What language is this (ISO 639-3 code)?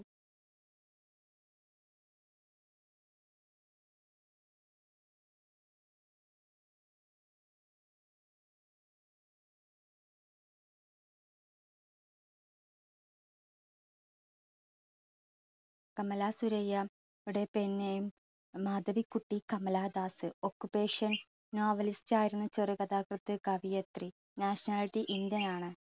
mal